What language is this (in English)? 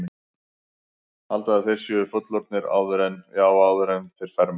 Icelandic